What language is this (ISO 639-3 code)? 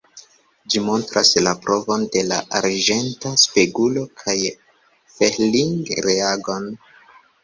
epo